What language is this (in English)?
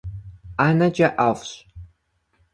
Kabardian